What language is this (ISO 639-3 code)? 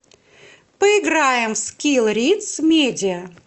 rus